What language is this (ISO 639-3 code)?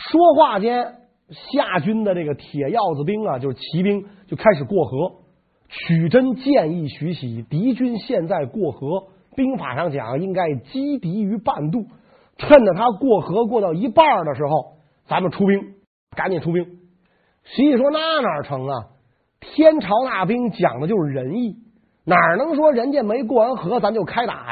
zho